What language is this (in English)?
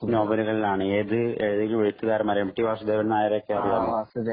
Malayalam